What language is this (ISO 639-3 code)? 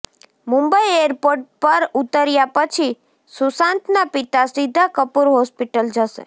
guj